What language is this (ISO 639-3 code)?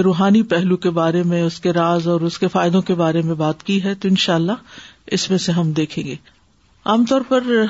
urd